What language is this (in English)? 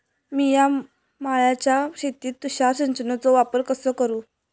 Marathi